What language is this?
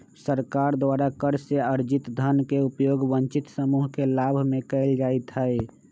Magahi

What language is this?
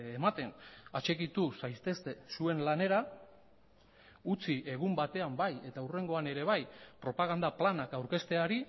Basque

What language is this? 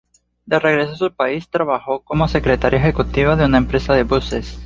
Spanish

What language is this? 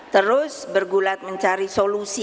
Indonesian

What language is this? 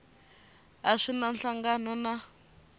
Tsonga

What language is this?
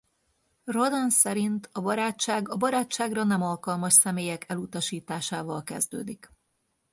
Hungarian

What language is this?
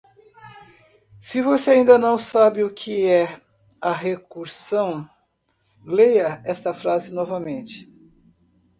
Portuguese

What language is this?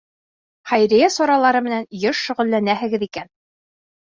Bashkir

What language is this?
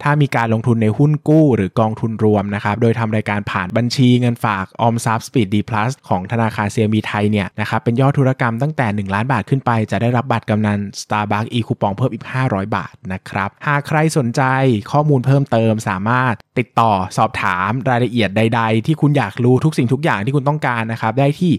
Thai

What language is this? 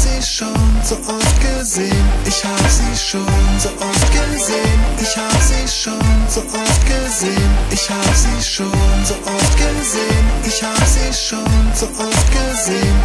Polish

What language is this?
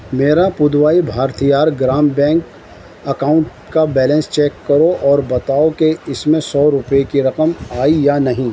Urdu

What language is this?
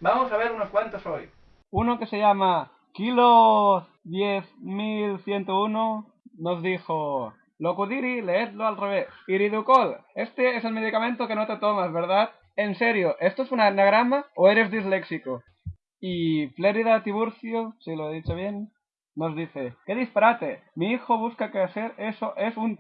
Spanish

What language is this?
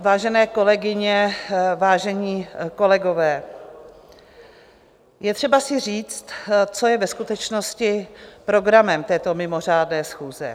Czech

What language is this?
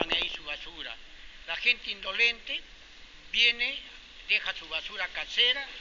Spanish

